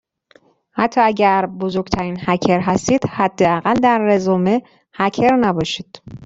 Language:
Persian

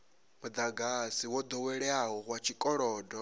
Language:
Venda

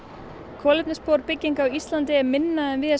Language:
Icelandic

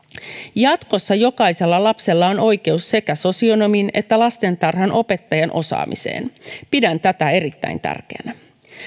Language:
Finnish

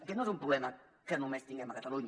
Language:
Catalan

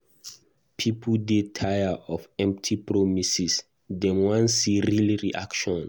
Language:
Nigerian Pidgin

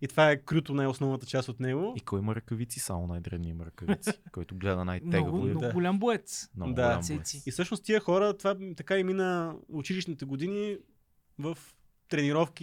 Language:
Bulgarian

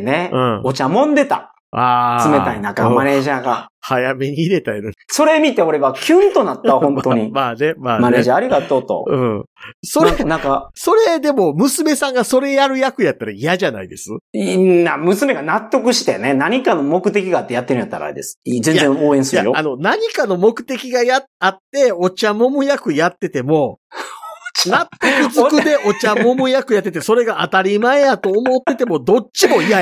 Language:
Japanese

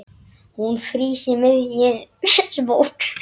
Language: Icelandic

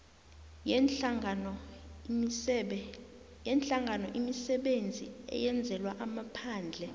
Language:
South Ndebele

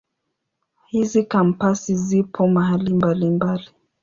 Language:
Swahili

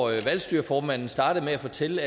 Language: Danish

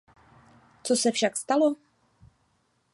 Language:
Czech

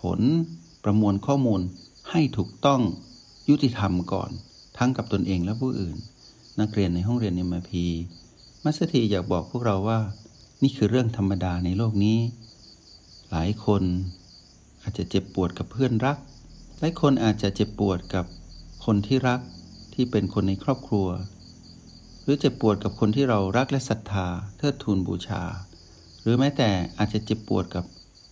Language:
Thai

